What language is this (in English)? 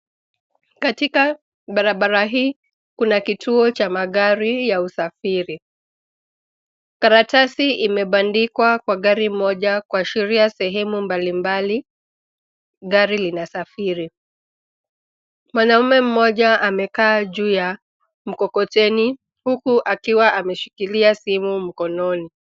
Swahili